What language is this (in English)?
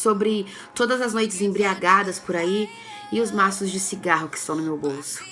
Portuguese